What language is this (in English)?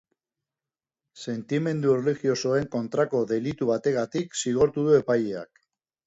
Basque